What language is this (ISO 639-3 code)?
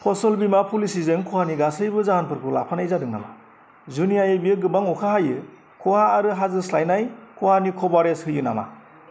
brx